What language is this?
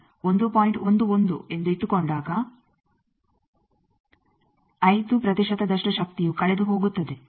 Kannada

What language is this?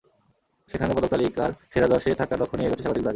Bangla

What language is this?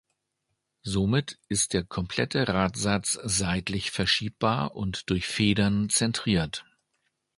German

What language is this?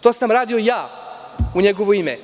Serbian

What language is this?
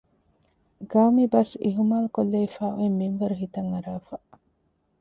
Divehi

